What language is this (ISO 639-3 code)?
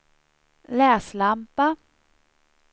swe